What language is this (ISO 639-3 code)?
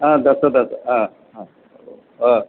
san